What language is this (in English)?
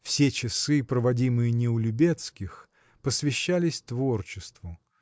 Russian